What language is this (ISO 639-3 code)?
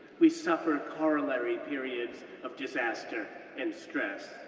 eng